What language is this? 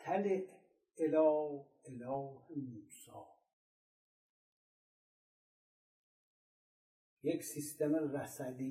Persian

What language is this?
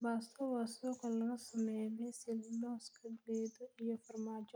Somali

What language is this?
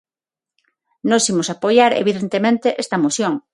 Galician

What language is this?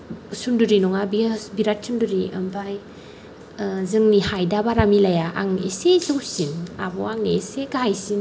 Bodo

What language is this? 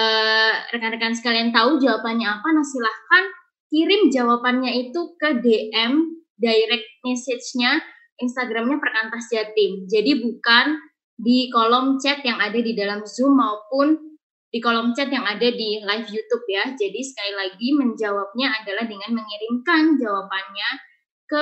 Indonesian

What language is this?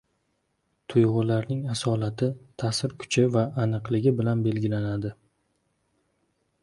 Uzbek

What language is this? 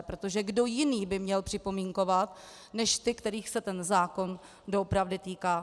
Czech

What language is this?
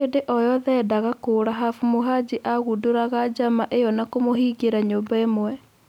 Kikuyu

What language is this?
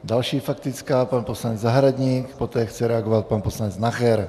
Czech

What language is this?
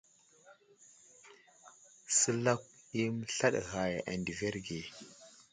Wuzlam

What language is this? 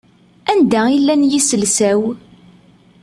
Kabyle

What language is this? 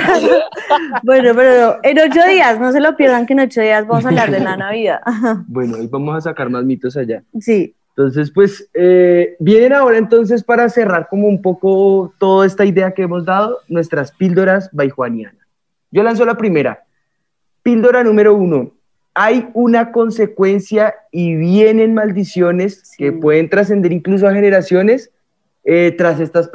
Spanish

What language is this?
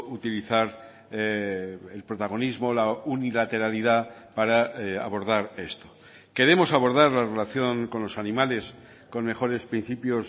Spanish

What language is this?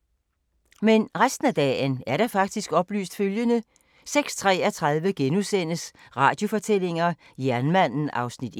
Danish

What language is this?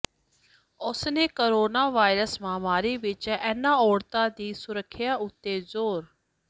Punjabi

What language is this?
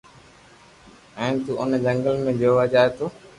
Loarki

